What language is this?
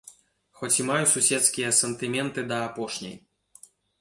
Belarusian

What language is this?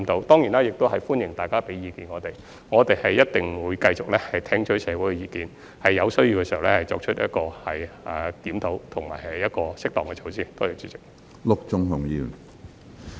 Cantonese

